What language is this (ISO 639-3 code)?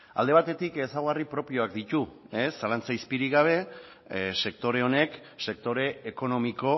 eus